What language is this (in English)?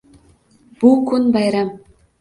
Uzbek